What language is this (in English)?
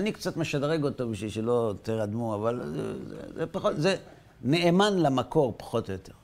Hebrew